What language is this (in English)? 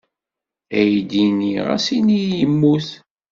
Kabyle